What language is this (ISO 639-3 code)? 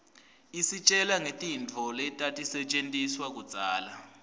ssw